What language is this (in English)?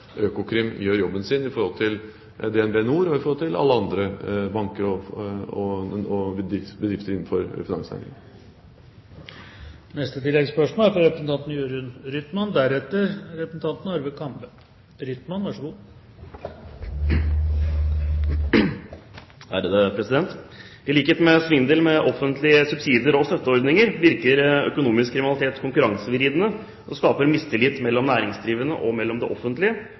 Norwegian